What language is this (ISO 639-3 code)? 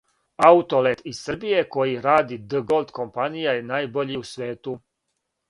srp